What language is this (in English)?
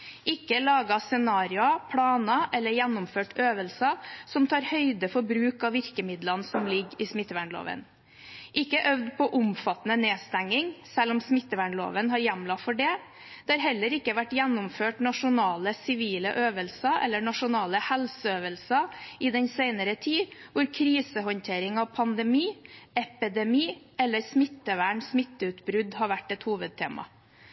Norwegian Bokmål